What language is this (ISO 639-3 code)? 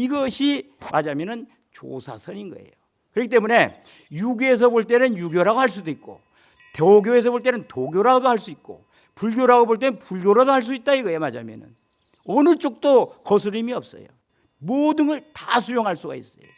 kor